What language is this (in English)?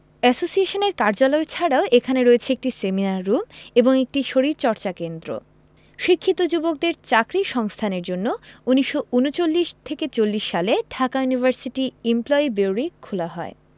Bangla